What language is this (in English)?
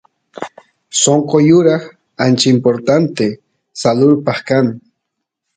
Santiago del Estero Quichua